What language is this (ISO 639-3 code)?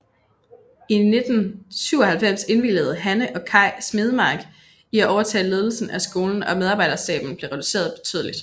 dan